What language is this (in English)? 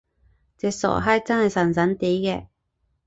Cantonese